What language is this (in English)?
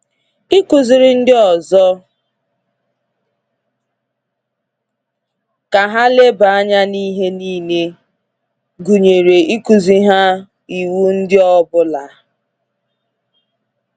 Igbo